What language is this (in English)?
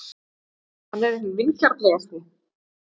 Icelandic